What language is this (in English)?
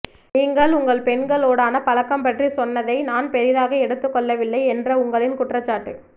Tamil